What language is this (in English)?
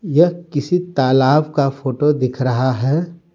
Hindi